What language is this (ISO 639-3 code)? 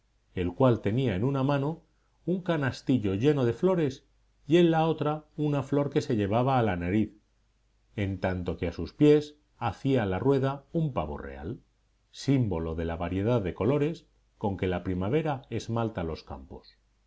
spa